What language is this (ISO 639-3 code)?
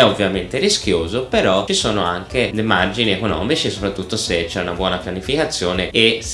ita